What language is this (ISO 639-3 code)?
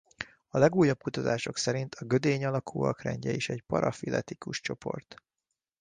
hun